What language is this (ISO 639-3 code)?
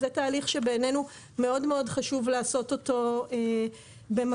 heb